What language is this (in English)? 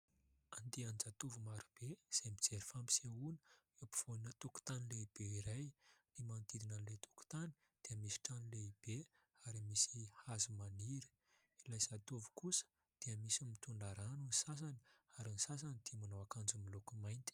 Malagasy